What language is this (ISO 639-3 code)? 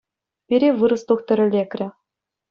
chv